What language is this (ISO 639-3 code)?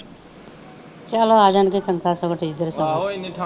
pan